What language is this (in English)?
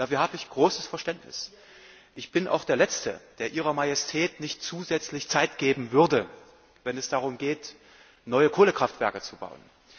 German